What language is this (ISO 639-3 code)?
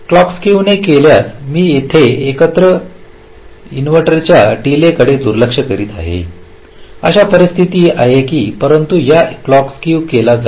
mar